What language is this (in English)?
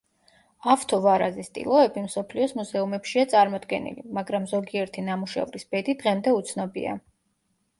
Georgian